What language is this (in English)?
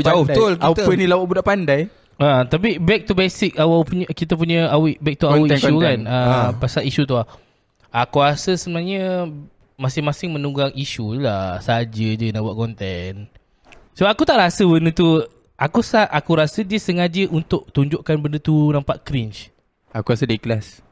Malay